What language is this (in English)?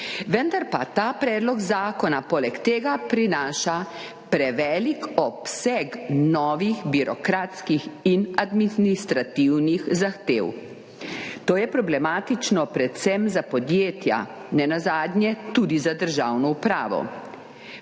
Slovenian